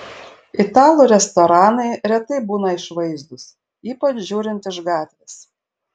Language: Lithuanian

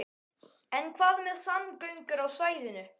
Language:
Icelandic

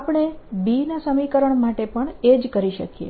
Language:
Gujarati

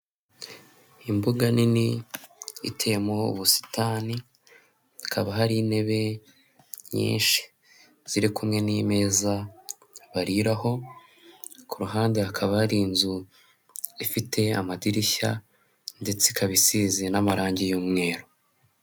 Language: Kinyarwanda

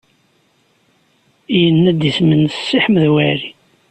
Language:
Kabyle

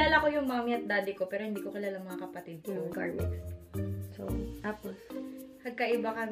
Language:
Filipino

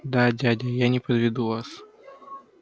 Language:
Russian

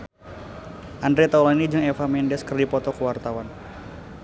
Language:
Sundanese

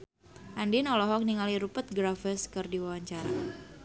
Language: Sundanese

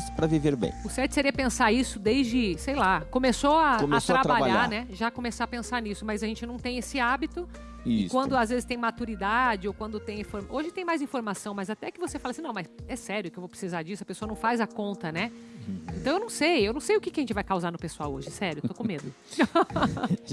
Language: Portuguese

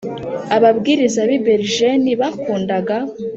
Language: Kinyarwanda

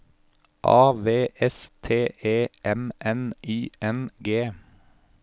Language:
Norwegian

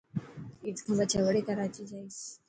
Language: Dhatki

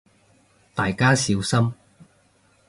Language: Cantonese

